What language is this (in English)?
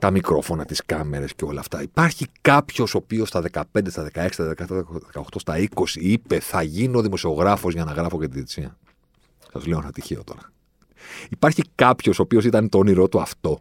Greek